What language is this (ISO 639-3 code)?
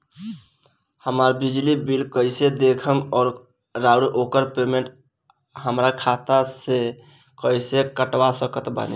bho